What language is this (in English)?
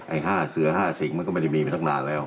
Thai